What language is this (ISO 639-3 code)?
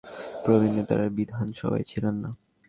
ben